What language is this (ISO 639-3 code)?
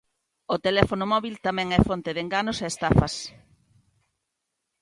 glg